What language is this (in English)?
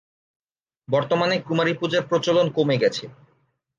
Bangla